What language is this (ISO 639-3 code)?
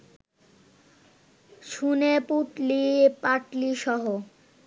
ben